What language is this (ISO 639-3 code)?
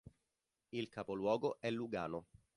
ita